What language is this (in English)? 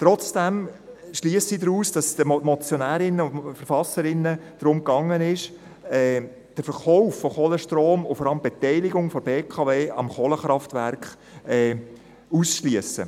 Swiss German